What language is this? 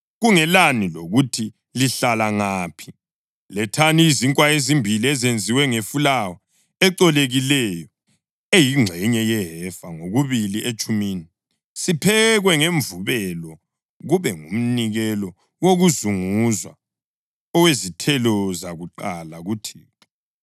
North Ndebele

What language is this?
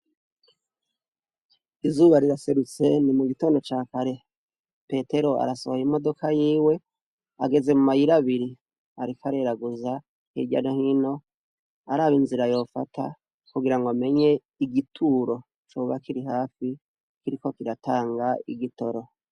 Rundi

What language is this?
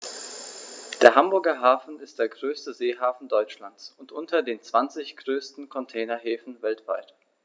German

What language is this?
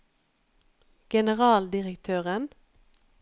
Norwegian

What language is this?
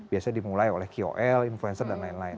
Indonesian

